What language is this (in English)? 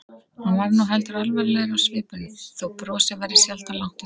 Icelandic